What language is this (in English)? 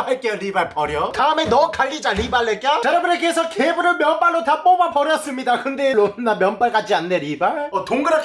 Korean